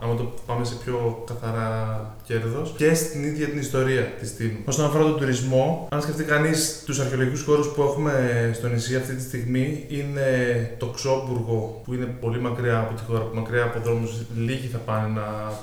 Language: Greek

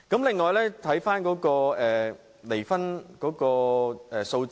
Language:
Cantonese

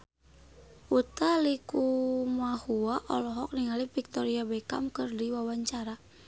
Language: Sundanese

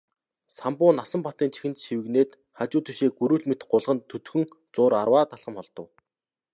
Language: Mongolian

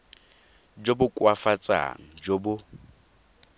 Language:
Tswana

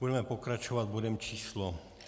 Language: Czech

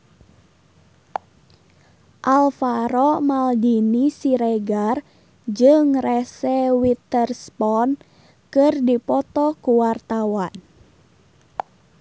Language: Sundanese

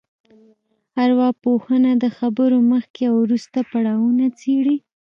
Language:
Pashto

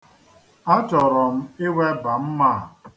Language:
Igbo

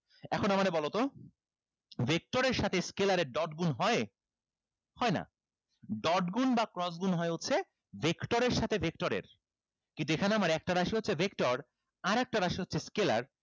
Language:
Bangla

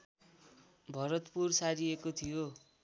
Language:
Nepali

